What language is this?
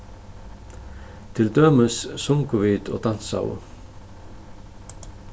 Faroese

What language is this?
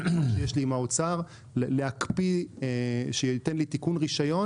Hebrew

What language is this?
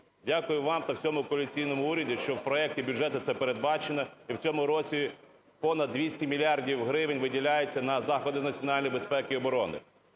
Ukrainian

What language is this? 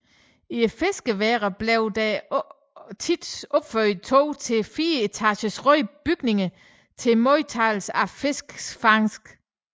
Danish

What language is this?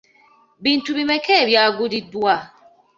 Ganda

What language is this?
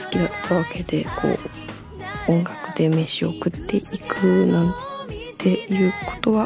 Japanese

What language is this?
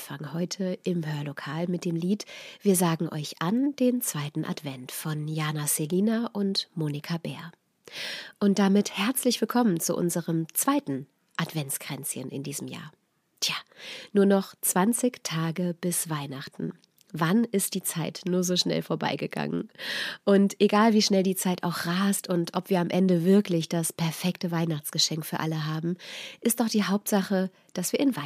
German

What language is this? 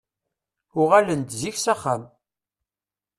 Kabyle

